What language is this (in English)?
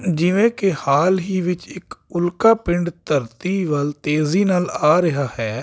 Punjabi